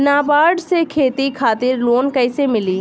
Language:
Bhojpuri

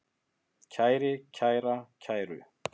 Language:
Icelandic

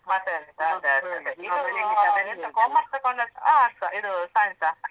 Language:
Kannada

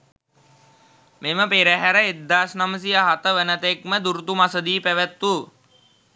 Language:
Sinhala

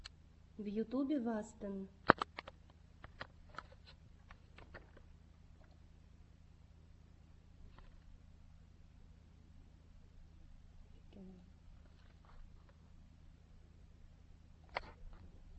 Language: Russian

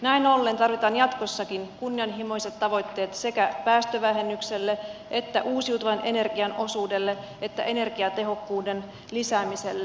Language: Finnish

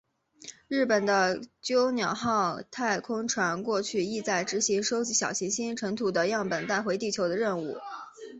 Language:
Chinese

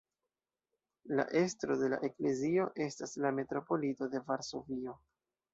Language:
Esperanto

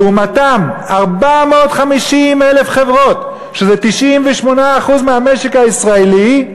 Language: Hebrew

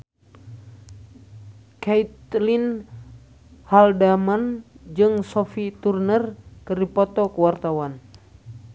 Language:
Sundanese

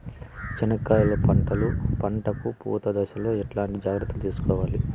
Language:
Telugu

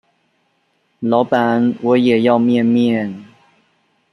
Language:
Chinese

